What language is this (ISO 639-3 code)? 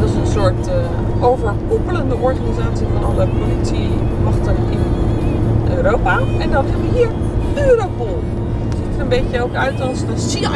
nld